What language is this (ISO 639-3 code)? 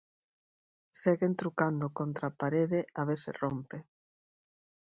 glg